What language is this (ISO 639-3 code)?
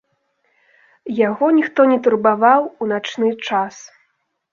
bel